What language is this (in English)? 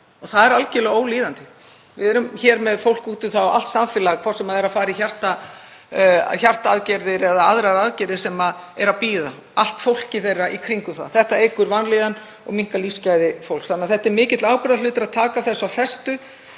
Icelandic